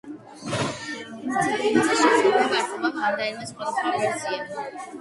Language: Georgian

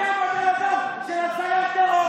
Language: Hebrew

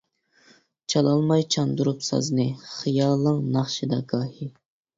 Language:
Uyghur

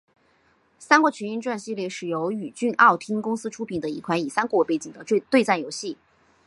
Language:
Chinese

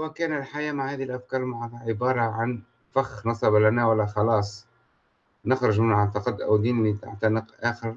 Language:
Arabic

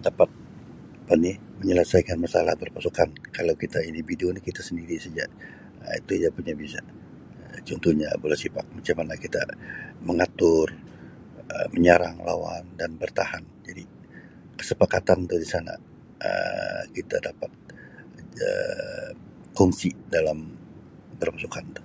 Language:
Sabah Malay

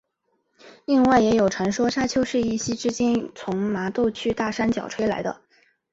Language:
Chinese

